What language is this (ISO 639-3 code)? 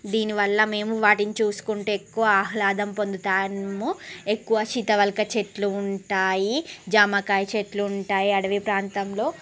tel